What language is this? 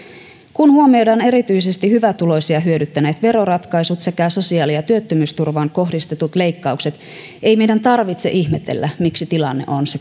Finnish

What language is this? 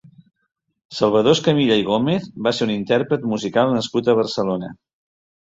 Catalan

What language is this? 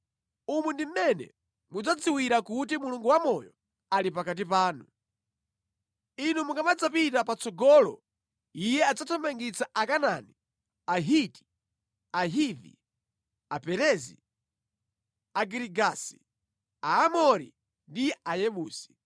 Nyanja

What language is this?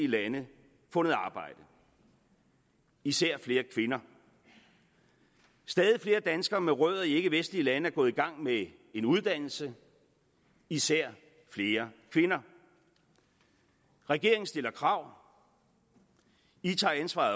Danish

